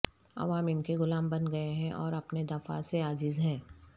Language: Urdu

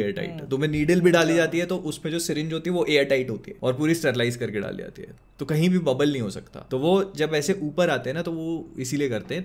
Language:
Hindi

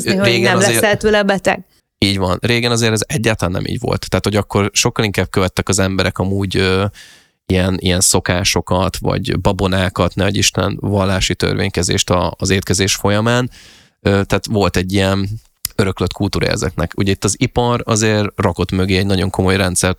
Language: Hungarian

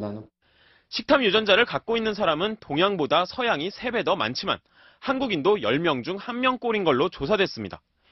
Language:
Korean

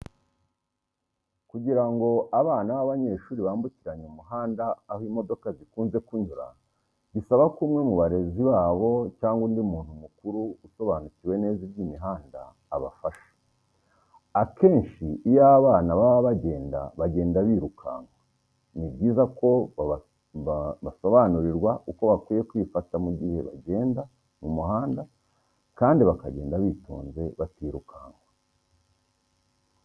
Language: Kinyarwanda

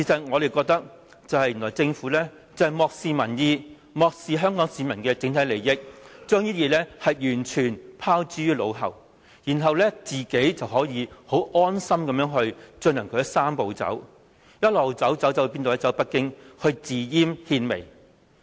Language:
Cantonese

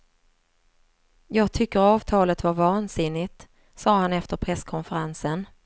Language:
Swedish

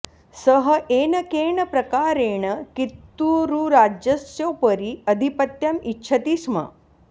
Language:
Sanskrit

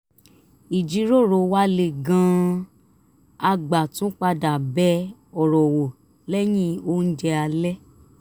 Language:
Yoruba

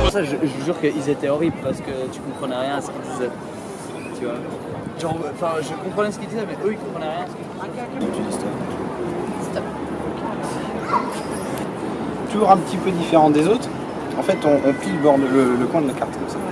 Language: French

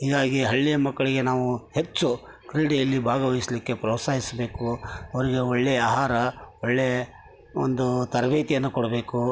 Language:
Kannada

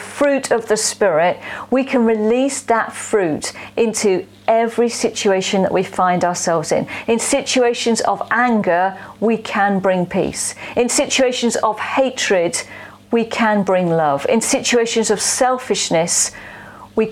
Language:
English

